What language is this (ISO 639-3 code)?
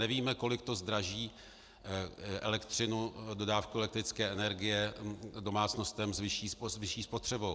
ces